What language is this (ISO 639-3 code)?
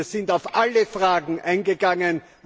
deu